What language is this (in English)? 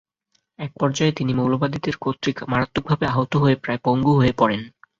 Bangla